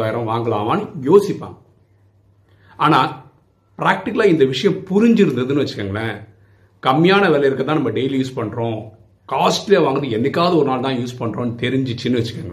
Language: Tamil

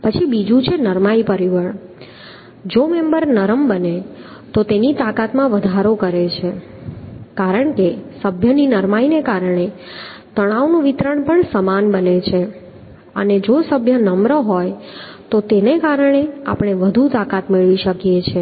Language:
Gujarati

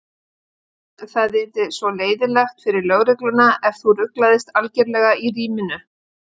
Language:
Icelandic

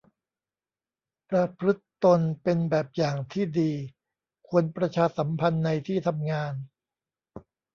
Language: Thai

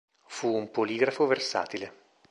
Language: Italian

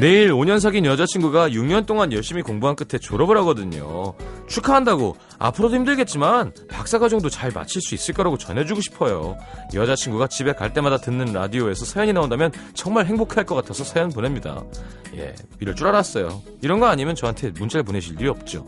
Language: Korean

